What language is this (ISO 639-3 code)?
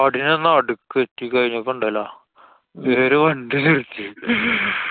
mal